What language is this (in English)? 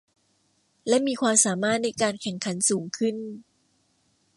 Thai